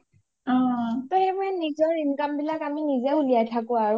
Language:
Assamese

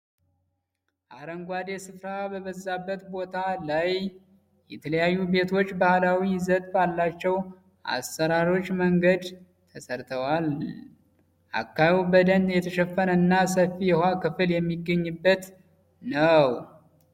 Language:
Amharic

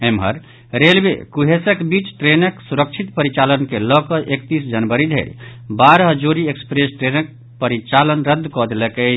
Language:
Maithili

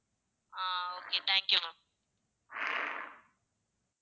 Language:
Tamil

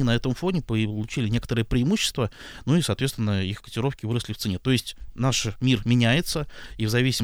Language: Russian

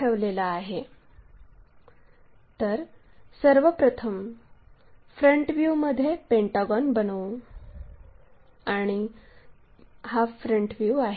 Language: Marathi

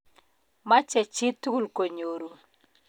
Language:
Kalenjin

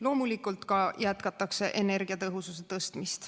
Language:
Estonian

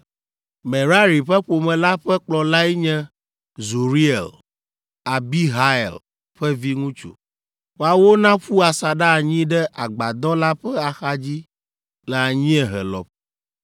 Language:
Ewe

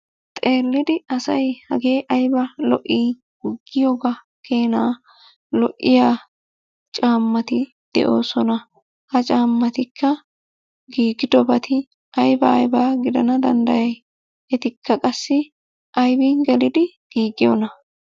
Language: Wolaytta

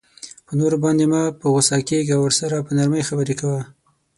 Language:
Pashto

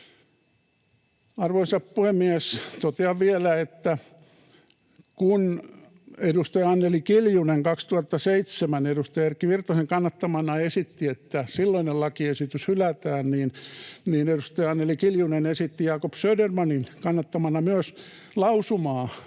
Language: Finnish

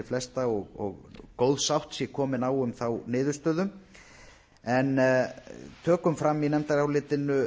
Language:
Icelandic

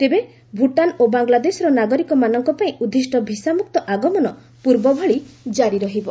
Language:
Odia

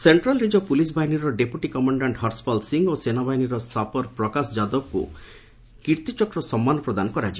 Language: Odia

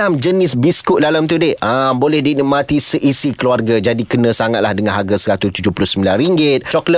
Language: Malay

